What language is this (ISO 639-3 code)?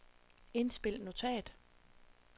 dan